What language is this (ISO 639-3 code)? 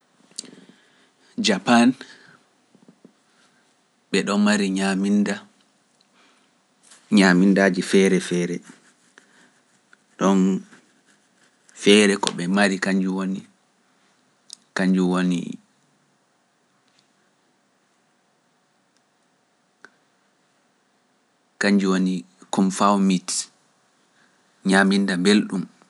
fuf